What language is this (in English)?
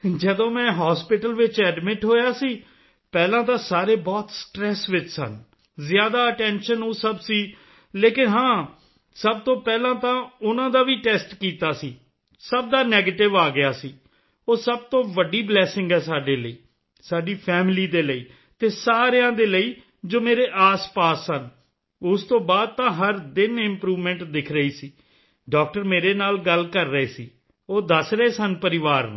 Punjabi